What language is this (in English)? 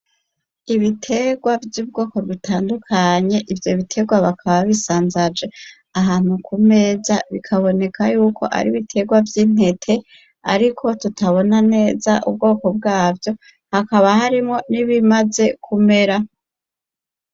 Rundi